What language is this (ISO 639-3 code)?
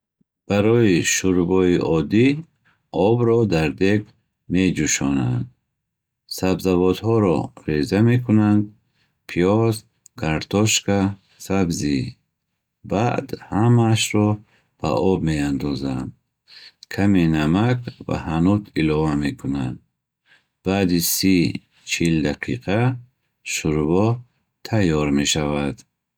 bhh